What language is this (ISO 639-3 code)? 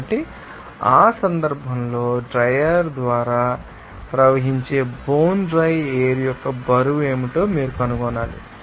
tel